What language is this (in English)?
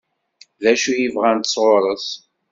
Kabyle